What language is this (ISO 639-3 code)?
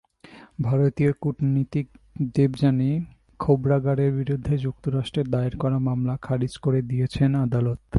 ben